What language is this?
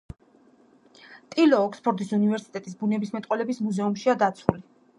Georgian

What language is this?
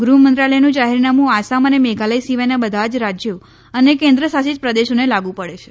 Gujarati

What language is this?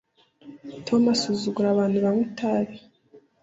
Kinyarwanda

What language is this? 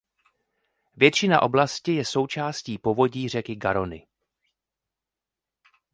Czech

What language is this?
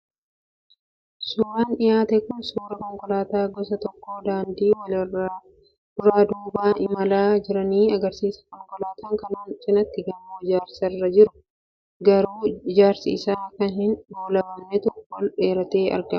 Oromo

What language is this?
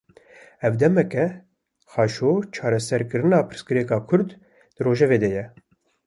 Kurdish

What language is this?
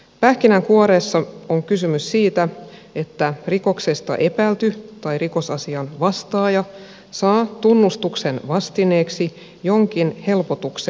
Finnish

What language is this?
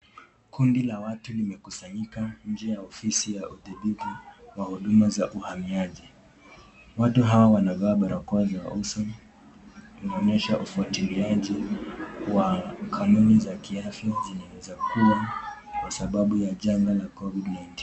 Swahili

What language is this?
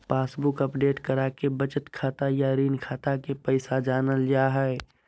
Magahi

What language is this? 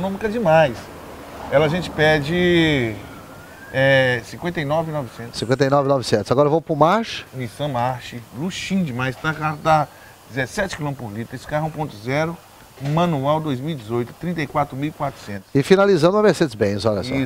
Portuguese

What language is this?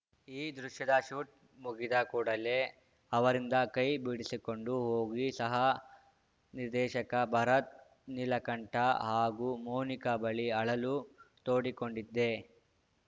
Kannada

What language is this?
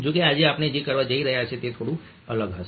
Gujarati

